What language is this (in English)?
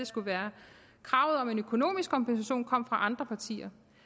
Danish